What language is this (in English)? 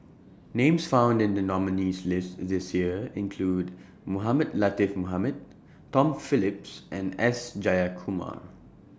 English